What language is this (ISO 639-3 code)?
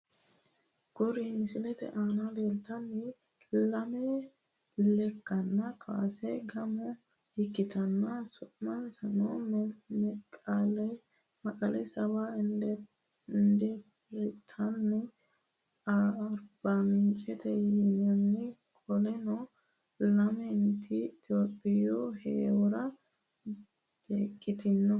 sid